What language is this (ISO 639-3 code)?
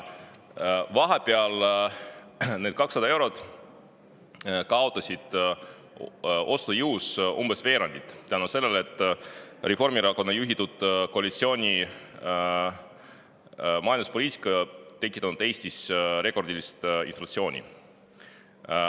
est